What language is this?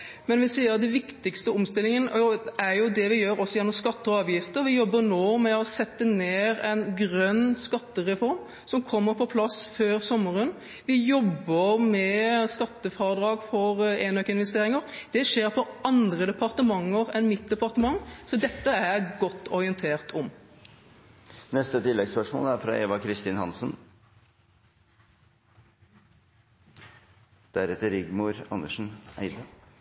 Norwegian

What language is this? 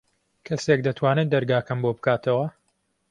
Central Kurdish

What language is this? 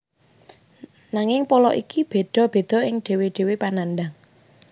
Javanese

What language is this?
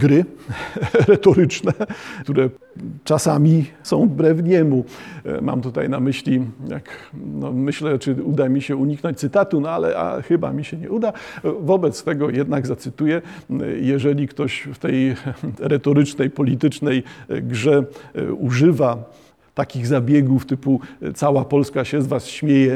Polish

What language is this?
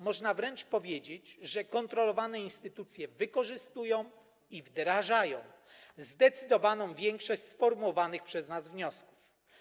Polish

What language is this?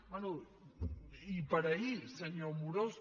Catalan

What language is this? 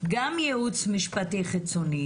Hebrew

